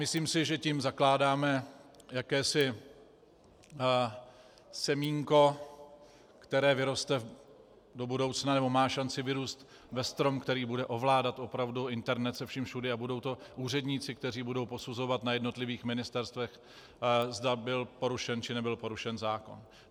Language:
Czech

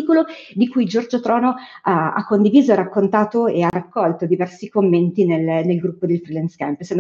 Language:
Italian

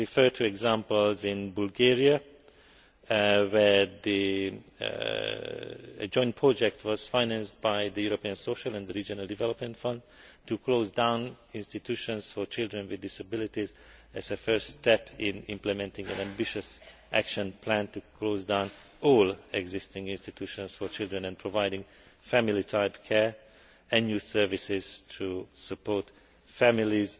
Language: English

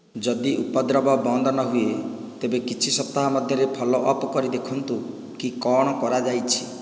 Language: Odia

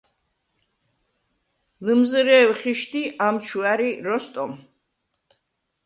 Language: Svan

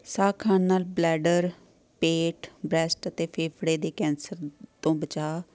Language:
Punjabi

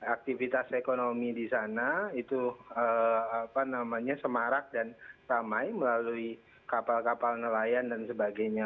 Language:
Indonesian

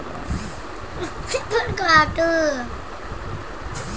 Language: Telugu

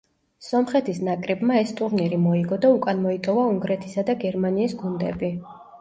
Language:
Georgian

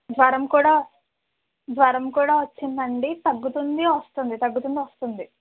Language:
Telugu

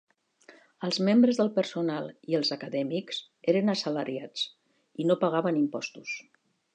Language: Catalan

